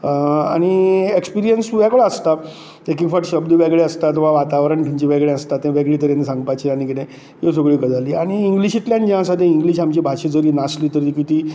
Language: Konkani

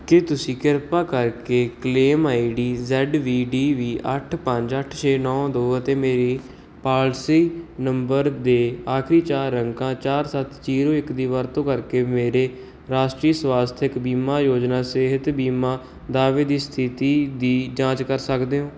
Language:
Punjabi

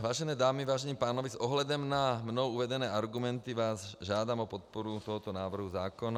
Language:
Czech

